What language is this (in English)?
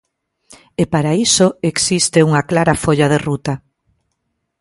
Galician